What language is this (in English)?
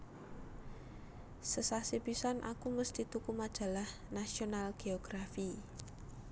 Javanese